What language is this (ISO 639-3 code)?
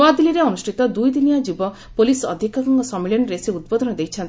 ori